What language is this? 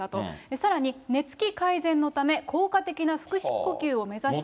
Japanese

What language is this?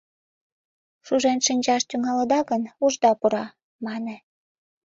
Mari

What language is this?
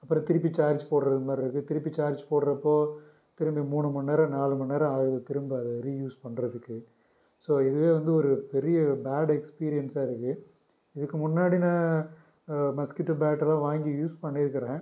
Tamil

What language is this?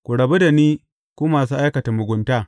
Hausa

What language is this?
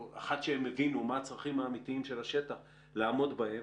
Hebrew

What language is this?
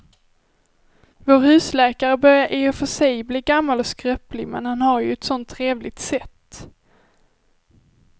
Swedish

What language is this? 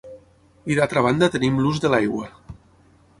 Catalan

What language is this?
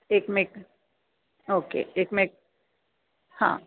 Marathi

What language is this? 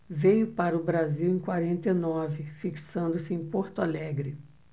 Portuguese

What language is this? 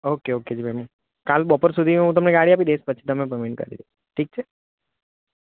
Gujarati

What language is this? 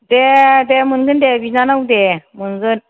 Bodo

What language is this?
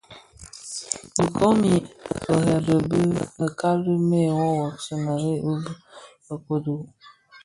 Bafia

